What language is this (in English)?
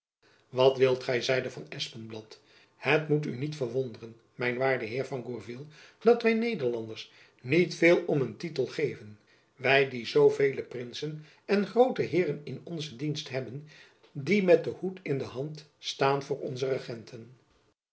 Dutch